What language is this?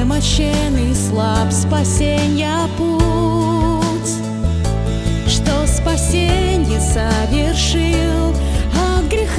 Russian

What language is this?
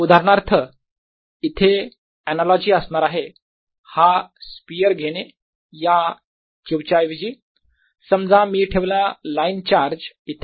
Marathi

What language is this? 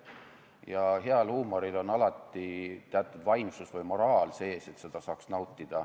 Estonian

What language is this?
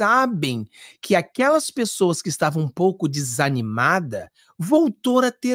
Portuguese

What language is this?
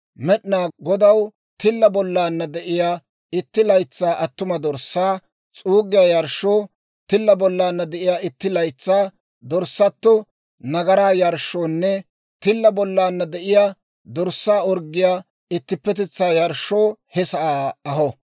Dawro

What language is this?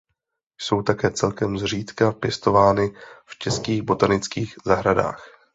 Czech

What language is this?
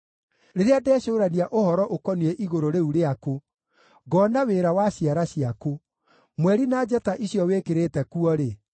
Kikuyu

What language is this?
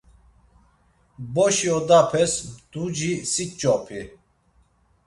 Laz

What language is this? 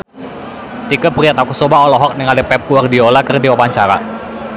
Sundanese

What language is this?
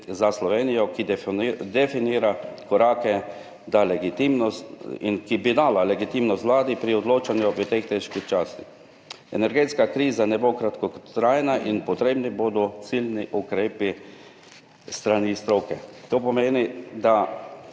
Slovenian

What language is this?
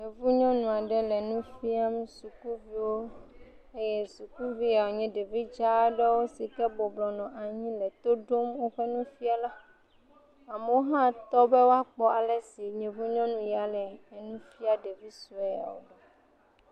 Ewe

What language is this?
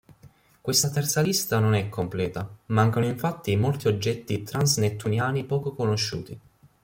Italian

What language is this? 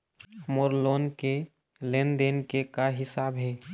Chhattisgarhi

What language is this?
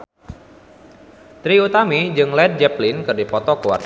Sundanese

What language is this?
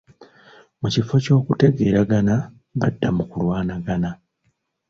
Ganda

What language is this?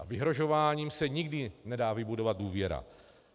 Czech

